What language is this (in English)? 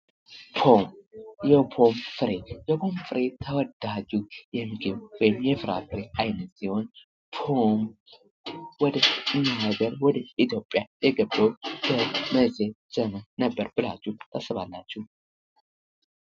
Amharic